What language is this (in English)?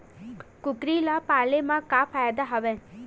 Chhattisgarhi